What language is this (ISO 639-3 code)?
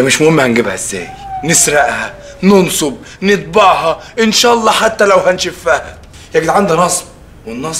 ara